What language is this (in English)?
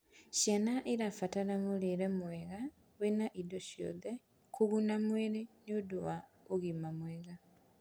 Kikuyu